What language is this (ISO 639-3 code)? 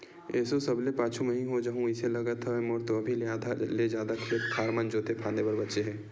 hne